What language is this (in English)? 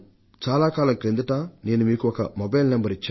Telugu